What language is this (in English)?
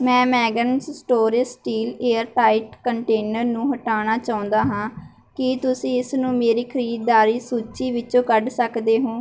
Punjabi